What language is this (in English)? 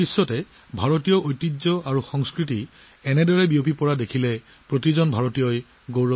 Assamese